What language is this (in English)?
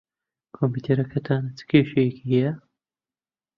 Central Kurdish